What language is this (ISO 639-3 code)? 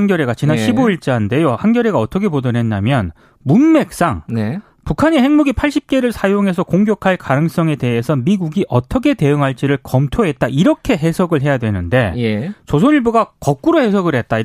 kor